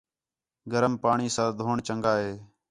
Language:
Khetrani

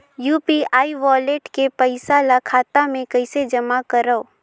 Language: Chhattisgarhi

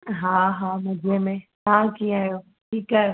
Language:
Sindhi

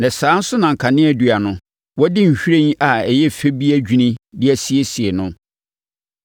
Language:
Akan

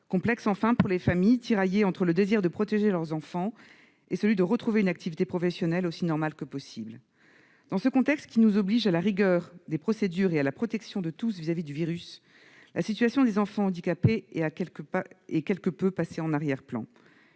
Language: French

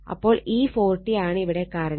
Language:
Malayalam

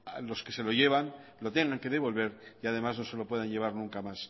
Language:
Spanish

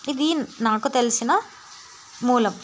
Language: Telugu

